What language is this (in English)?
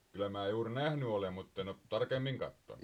Finnish